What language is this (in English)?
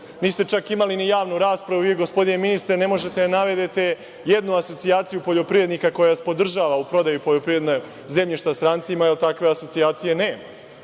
Serbian